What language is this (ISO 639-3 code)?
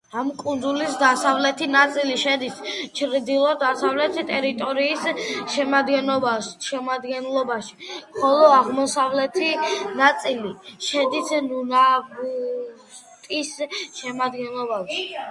kat